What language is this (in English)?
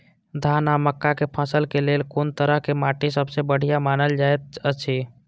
Maithili